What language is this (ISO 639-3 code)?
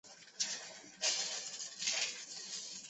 zho